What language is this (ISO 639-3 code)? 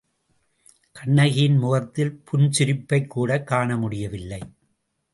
tam